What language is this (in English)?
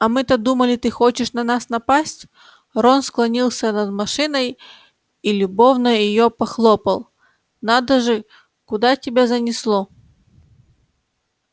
Russian